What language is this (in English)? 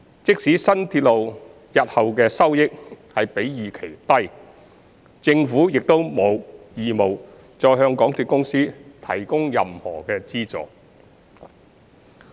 Cantonese